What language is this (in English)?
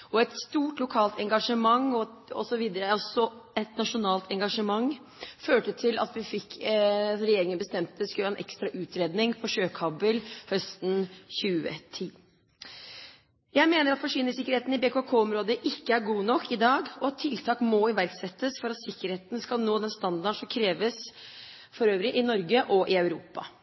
Norwegian Bokmål